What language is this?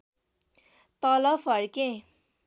Nepali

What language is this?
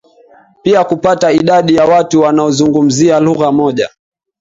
Swahili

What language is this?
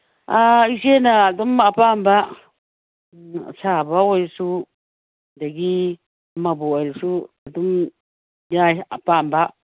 Manipuri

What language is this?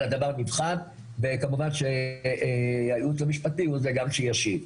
Hebrew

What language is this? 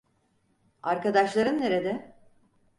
Turkish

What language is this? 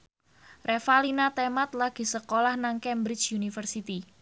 Javanese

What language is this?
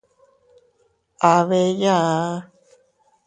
Teutila Cuicatec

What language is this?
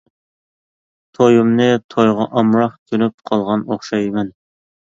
Uyghur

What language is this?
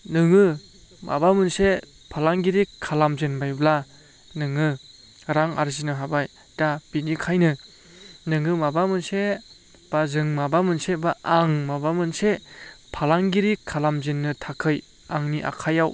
Bodo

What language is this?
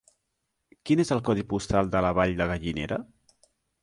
Catalan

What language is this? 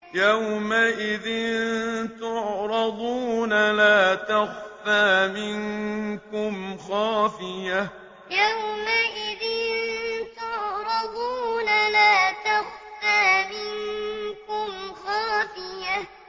Arabic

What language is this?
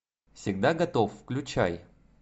Russian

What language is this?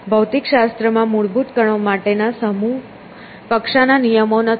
Gujarati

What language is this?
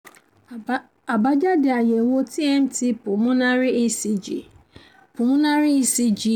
Yoruba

